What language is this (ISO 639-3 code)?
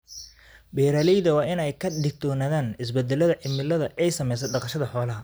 som